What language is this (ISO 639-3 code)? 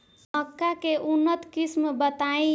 bho